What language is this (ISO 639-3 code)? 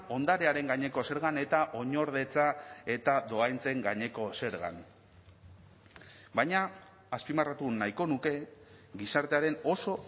eus